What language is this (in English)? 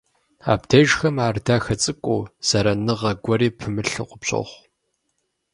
Kabardian